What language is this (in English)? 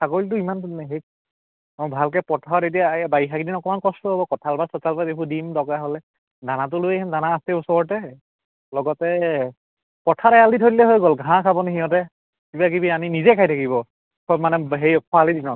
Assamese